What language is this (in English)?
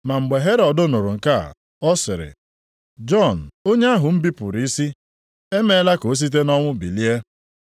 Igbo